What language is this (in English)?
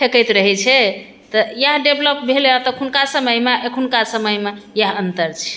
Maithili